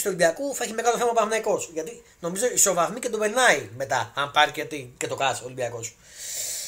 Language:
Greek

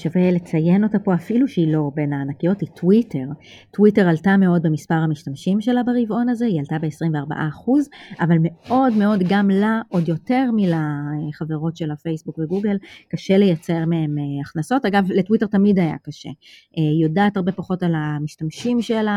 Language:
Hebrew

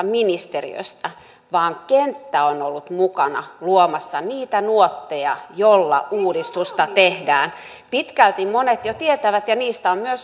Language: Finnish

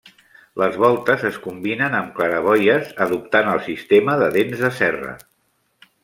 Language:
Catalan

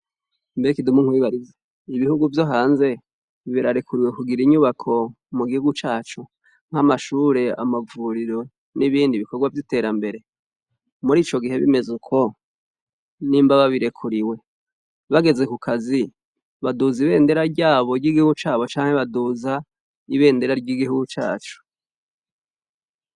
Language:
Rundi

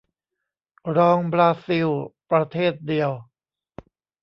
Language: Thai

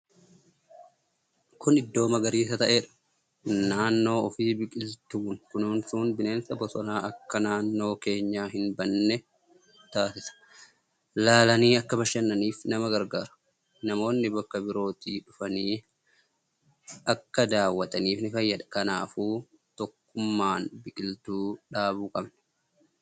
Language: Oromo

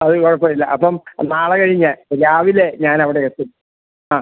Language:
Malayalam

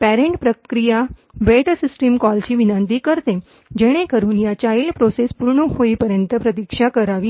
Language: Marathi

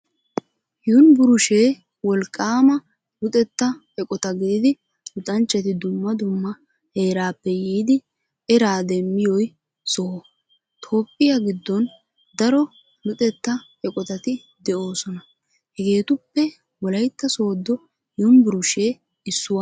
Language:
Wolaytta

